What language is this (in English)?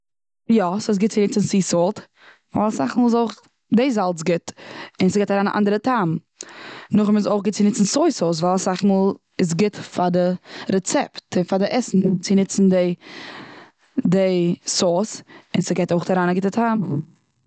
Yiddish